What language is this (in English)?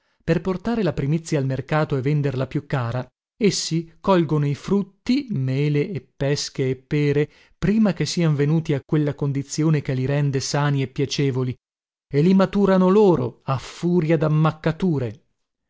Italian